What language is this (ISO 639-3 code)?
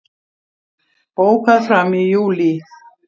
isl